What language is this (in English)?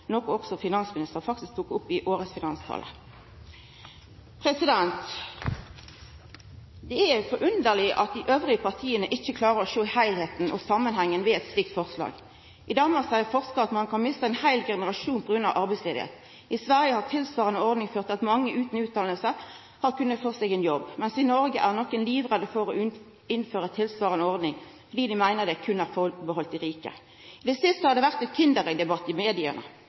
Norwegian Nynorsk